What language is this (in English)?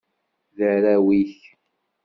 Kabyle